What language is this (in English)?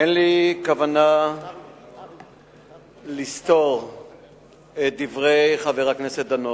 Hebrew